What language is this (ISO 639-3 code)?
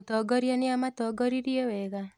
kik